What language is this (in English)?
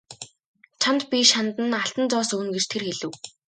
Mongolian